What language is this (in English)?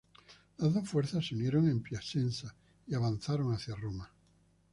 Spanish